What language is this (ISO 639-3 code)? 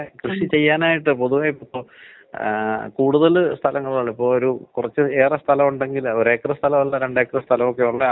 mal